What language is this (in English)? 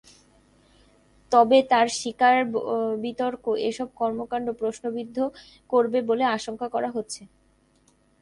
Bangla